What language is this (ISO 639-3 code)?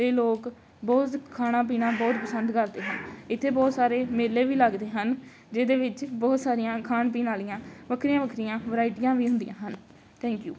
pan